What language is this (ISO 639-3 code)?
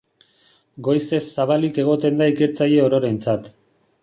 eus